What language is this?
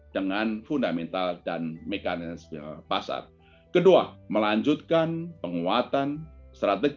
Indonesian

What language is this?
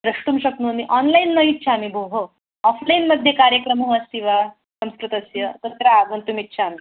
Sanskrit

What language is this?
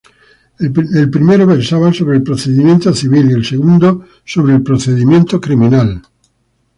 Spanish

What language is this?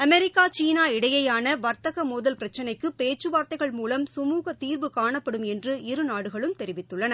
Tamil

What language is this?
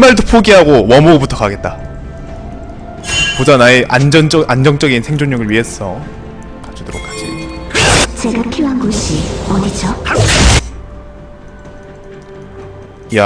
Korean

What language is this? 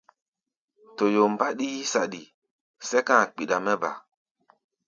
Gbaya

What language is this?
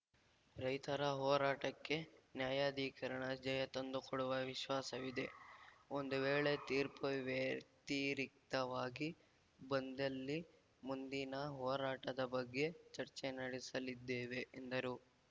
Kannada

